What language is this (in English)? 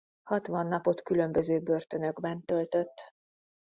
Hungarian